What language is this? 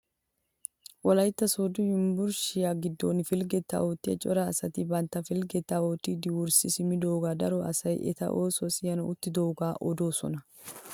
Wolaytta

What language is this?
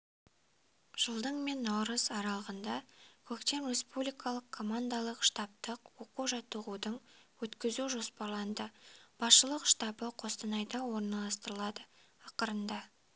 Kazakh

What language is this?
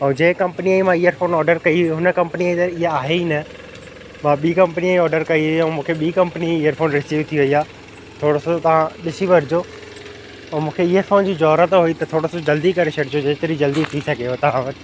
Sindhi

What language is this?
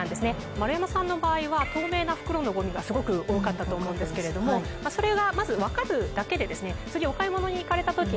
Japanese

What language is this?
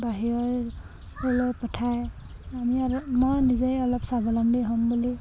Assamese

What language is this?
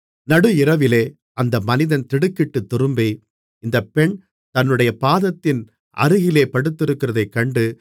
Tamil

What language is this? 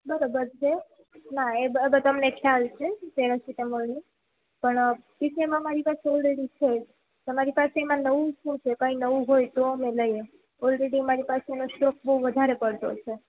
Gujarati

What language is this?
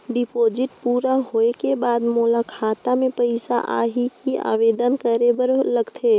Chhattisgarhi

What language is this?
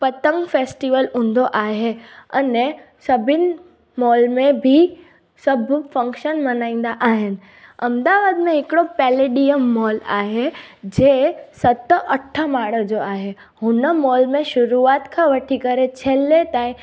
Sindhi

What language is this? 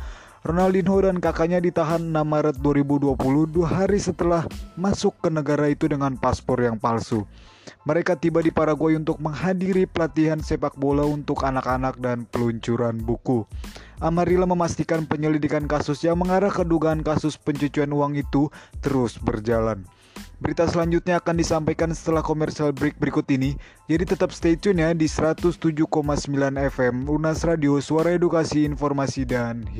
Indonesian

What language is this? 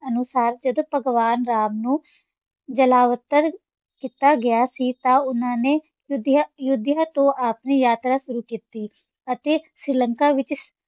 Punjabi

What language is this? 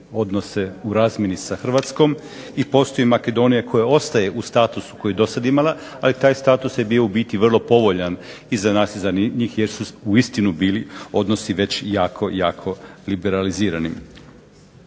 Croatian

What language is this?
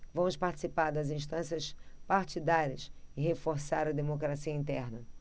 Portuguese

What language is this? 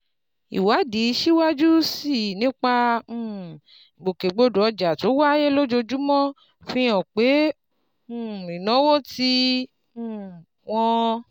Yoruba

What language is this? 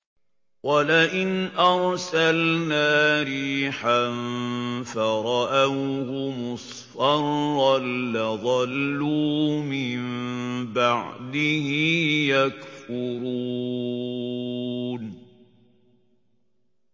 Arabic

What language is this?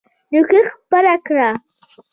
Pashto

